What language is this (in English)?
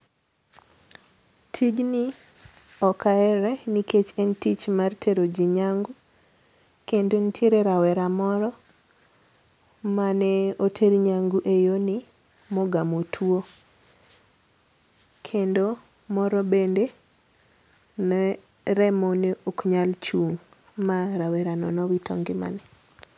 Luo (Kenya and Tanzania)